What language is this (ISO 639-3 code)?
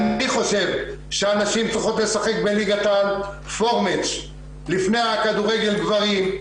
heb